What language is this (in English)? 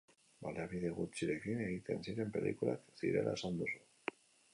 Basque